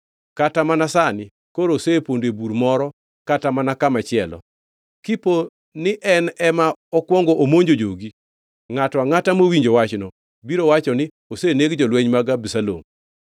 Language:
Luo (Kenya and Tanzania)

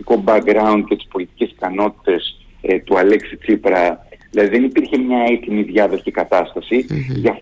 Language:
Greek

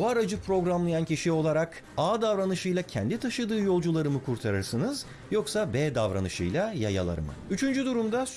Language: Turkish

